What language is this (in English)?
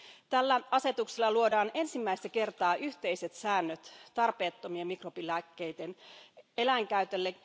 Finnish